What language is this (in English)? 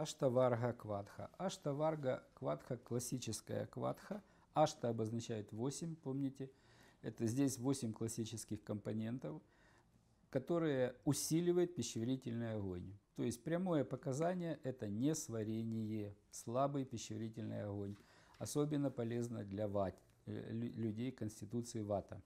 Russian